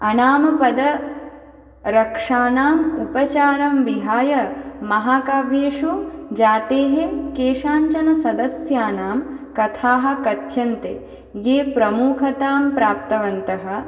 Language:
Sanskrit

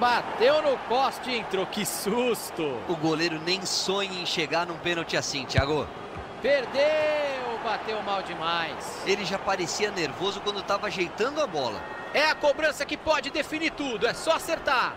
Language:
Portuguese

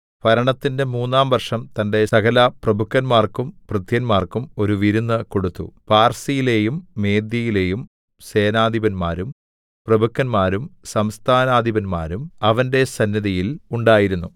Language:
Malayalam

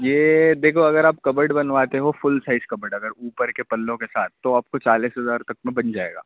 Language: Urdu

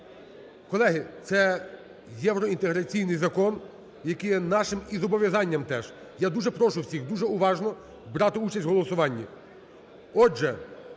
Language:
Ukrainian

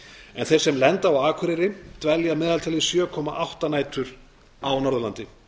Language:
Icelandic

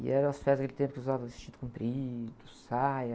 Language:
Portuguese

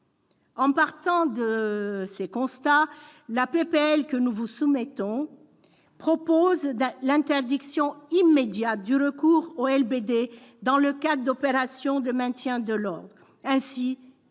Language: French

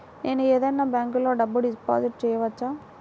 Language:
Telugu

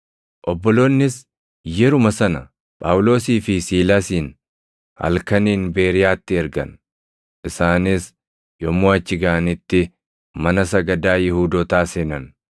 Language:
Oromo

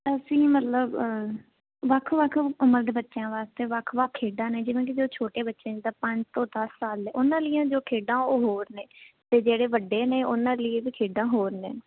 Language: Punjabi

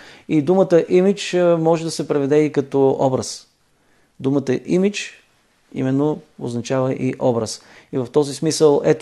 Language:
Bulgarian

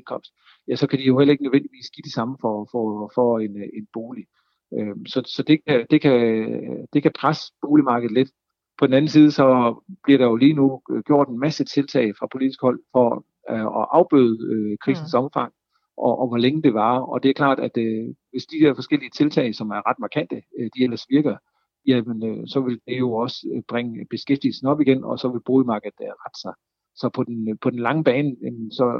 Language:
Danish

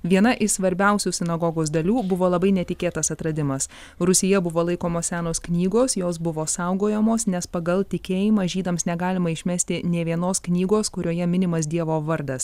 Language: Lithuanian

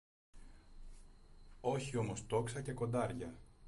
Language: Greek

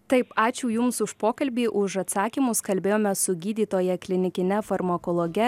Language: Lithuanian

